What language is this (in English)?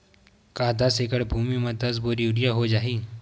Chhattisgarhi